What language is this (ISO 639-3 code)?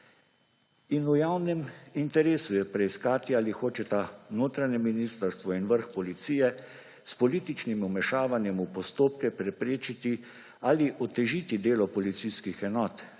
slv